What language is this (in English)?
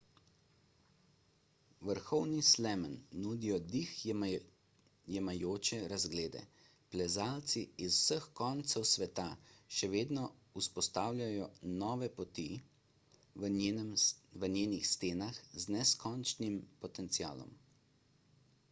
Slovenian